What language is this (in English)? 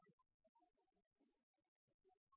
Norwegian Bokmål